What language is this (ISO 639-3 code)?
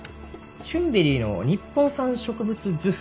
jpn